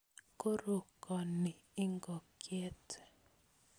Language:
Kalenjin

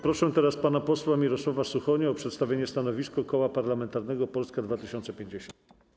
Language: Polish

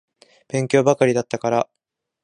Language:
Japanese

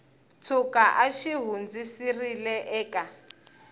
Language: Tsonga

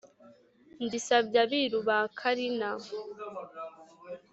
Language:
Kinyarwanda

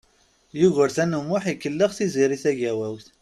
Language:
Kabyle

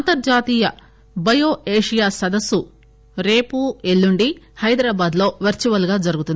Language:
Telugu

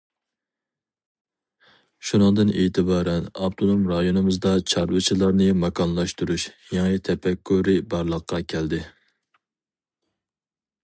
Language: Uyghur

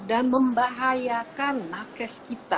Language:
Indonesian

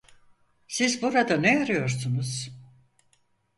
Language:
Turkish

